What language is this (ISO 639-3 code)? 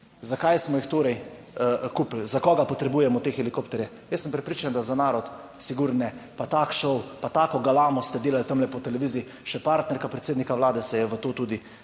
slv